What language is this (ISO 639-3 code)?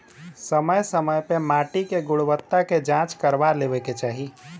bho